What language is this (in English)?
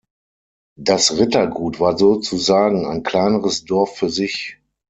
German